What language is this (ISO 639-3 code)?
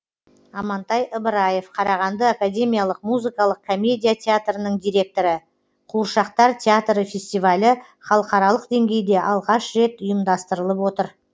kaz